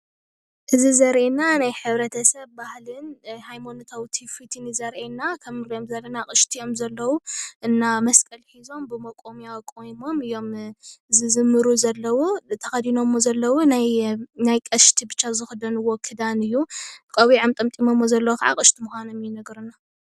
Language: Tigrinya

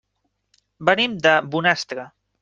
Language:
Catalan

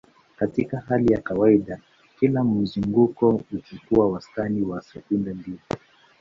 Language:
Swahili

